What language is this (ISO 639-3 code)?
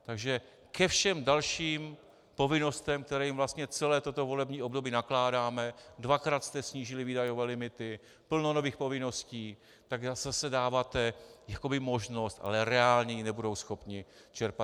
ces